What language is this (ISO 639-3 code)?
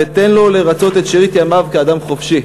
heb